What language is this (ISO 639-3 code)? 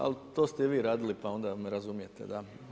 hrv